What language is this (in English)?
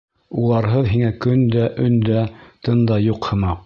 Bashkir